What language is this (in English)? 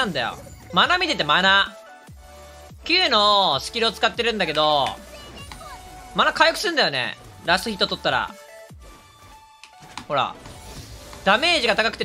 Japanese